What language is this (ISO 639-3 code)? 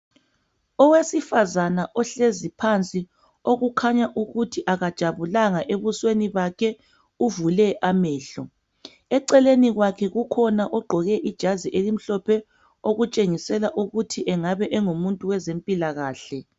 nde